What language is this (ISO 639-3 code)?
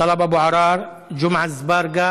heb